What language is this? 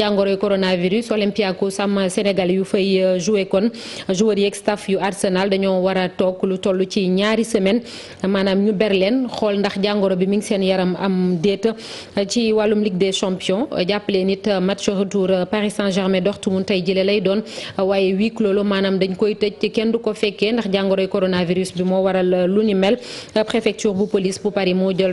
French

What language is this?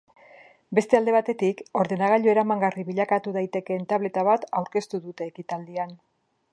Basque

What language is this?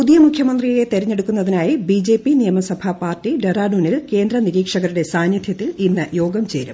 Malayalam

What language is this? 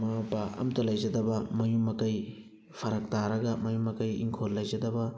Manipuri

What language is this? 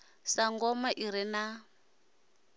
Venda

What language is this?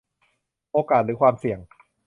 Thai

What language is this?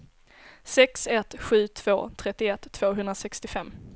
Swedish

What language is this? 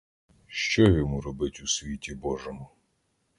Ukrainian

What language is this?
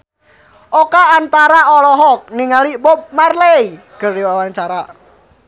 Sundanese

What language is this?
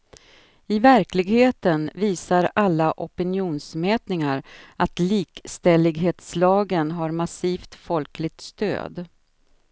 Swedish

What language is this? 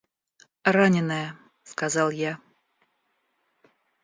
Russian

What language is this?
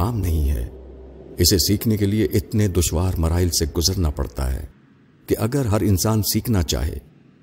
Urdu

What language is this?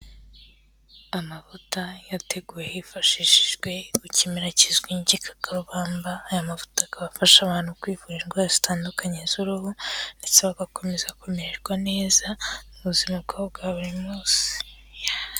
Kinyarwanda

